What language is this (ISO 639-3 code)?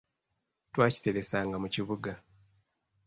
lug